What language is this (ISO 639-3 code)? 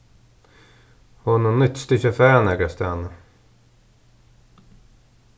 fao